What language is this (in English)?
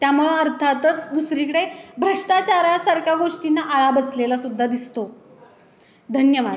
Marathi